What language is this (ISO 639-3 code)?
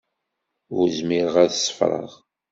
kab